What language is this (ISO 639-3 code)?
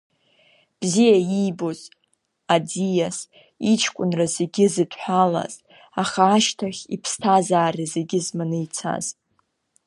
abk